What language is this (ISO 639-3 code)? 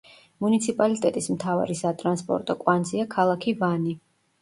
kat